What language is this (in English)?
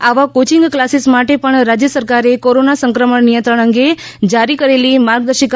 Gujarati